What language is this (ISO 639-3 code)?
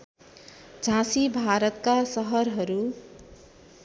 nep